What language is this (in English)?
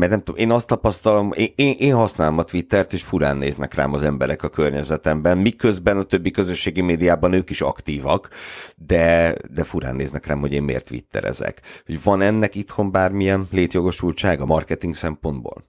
Hungarian